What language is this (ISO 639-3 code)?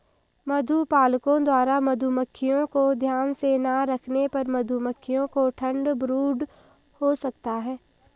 hin